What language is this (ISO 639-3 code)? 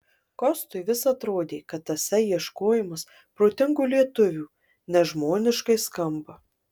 lit